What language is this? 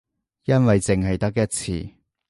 Cantonese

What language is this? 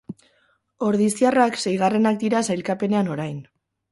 Basque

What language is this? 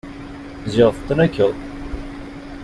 Kabyle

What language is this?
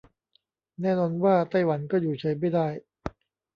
Thai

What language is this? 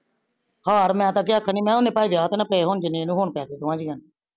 Punjabi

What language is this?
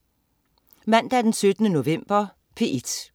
Danish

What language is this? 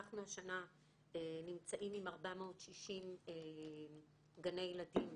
Hebrew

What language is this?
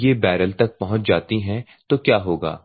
Hindi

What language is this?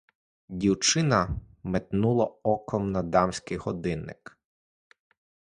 Ukrainian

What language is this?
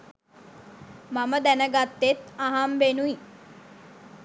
Sinhala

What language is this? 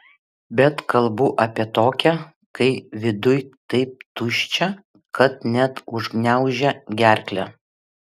Lithuanian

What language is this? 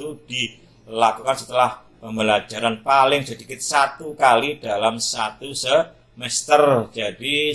Indonesian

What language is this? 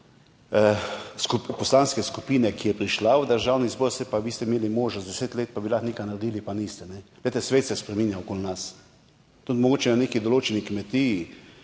Slovenian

